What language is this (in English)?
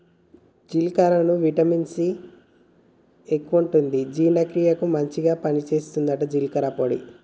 Telugu